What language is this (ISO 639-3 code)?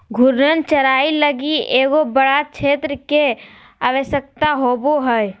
mag